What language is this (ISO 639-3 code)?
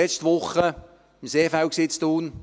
gsw